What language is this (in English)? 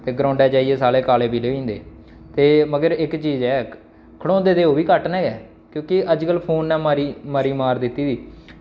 Dogri